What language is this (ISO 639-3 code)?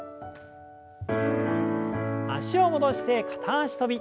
jpn